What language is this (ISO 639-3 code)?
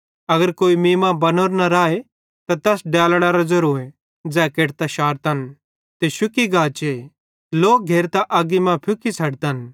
bhd